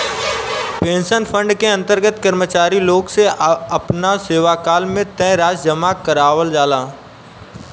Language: Bhojpuri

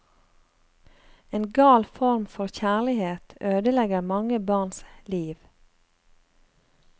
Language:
Norwegian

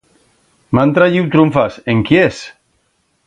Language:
Aragonese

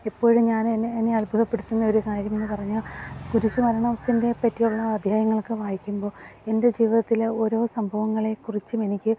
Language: Malayalam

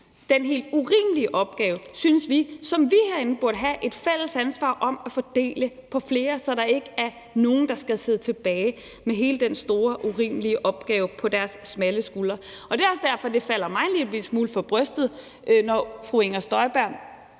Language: Danish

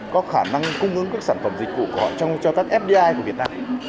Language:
Vietnamese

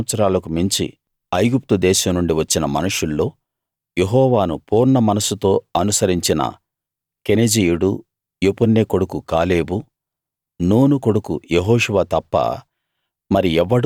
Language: Telugu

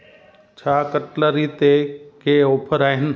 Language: Sindhi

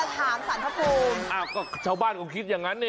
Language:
Thai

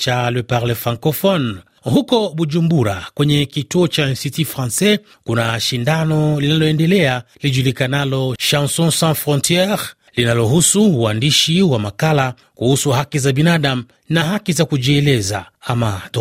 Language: Swahili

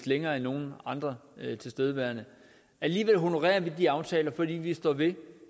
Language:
Danish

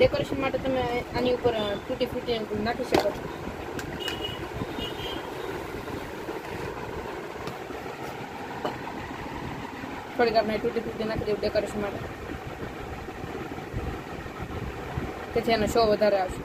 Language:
Arabic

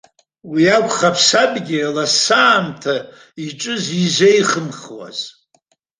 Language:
Abkhazian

